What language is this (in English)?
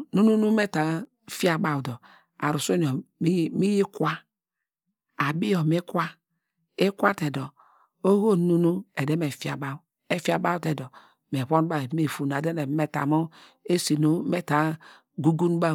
Degema